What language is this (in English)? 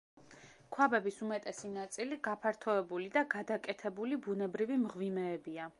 Georgian